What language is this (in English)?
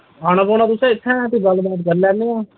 Dogri